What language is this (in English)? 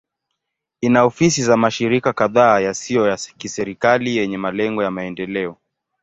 Swahili